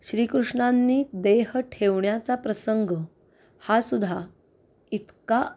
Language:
Marathi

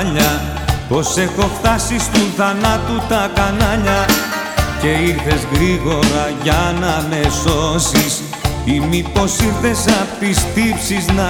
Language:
Greek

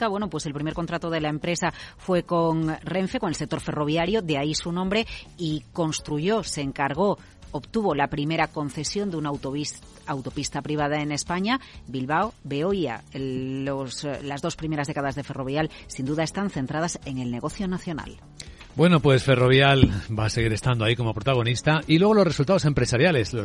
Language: Spanish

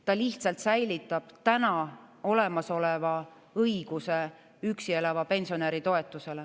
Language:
Estonian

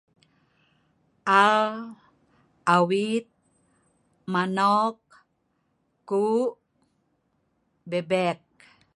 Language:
Sa'ban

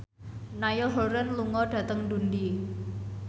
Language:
Javanese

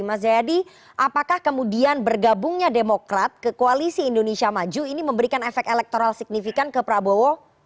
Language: Indonesian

